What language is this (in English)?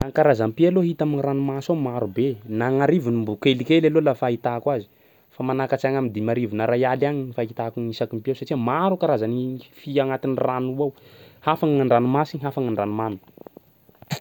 Sakalava Malagasy